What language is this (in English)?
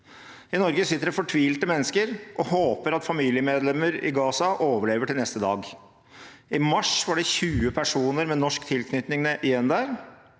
Norwegian